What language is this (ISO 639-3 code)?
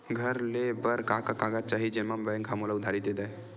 hne